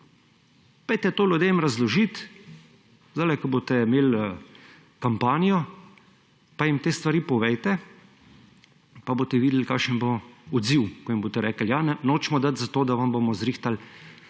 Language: Slovenian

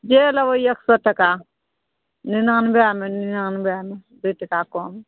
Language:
Maithili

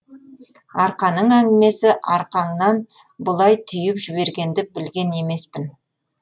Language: Kazakh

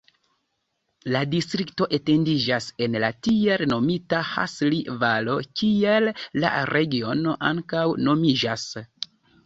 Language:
Esperanto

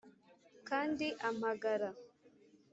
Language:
Kinyarwanda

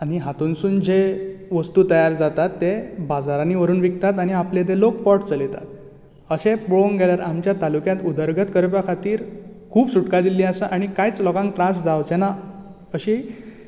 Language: Konkani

